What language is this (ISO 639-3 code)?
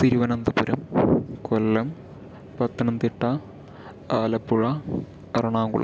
mal